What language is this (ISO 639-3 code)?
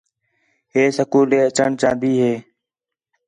xhe